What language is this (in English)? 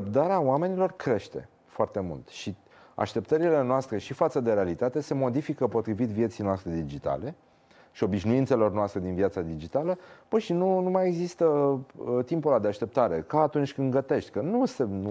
Romanian